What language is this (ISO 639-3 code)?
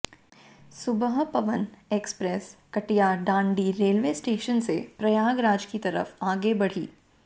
hin